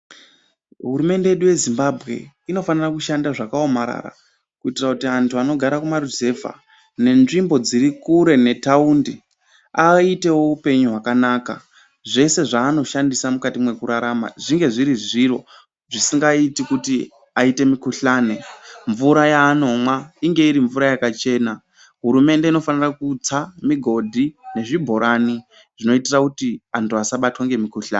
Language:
Ndau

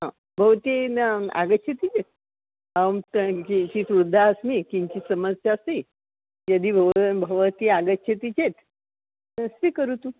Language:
Sanskrit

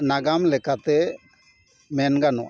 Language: Santali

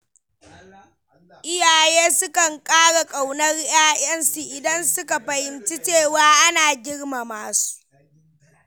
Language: Hausa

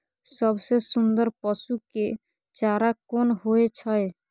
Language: Maithili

